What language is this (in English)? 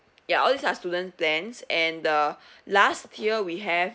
English